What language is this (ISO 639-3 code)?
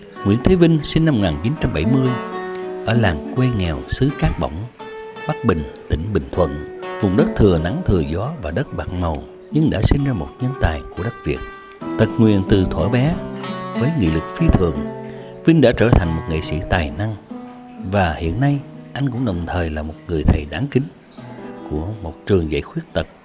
vie